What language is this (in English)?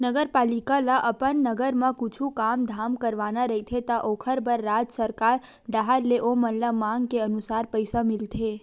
Chhattisgarhi